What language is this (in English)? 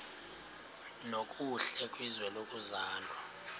Xhosa